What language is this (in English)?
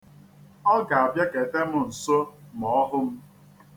Igbo